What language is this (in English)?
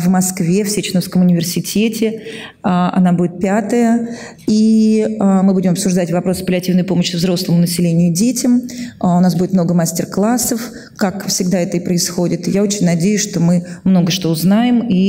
Russian